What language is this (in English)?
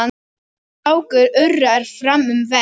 Icelandic